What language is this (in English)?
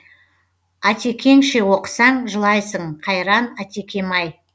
Kazakh